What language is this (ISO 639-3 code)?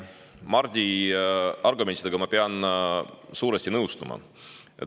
est